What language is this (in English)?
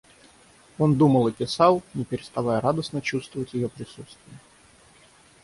Russian